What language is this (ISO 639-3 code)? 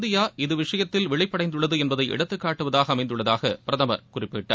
tam